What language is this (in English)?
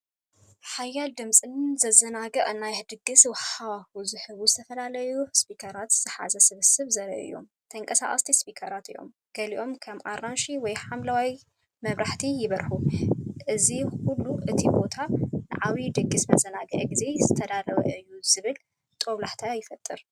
Tigrinya